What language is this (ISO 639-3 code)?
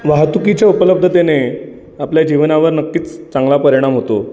mar